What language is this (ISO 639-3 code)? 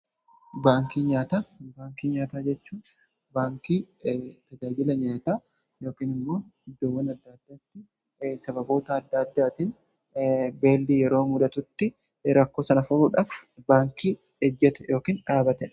orm